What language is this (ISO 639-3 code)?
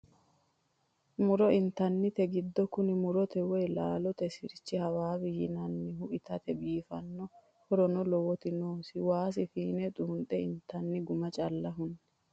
sid